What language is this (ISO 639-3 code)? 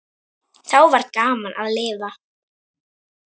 isl